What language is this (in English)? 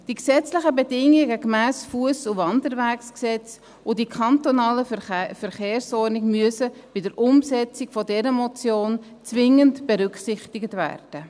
Swiss German